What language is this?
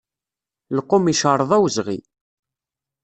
Kabyle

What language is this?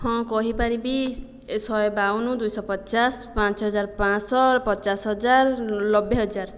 Odia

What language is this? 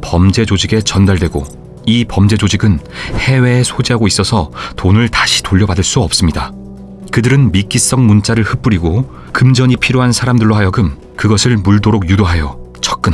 Korean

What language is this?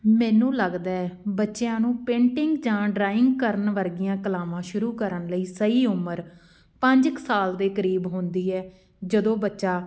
Punjabi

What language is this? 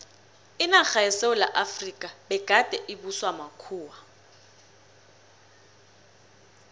South Ndebele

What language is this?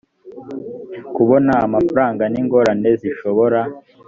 Kinyarwanda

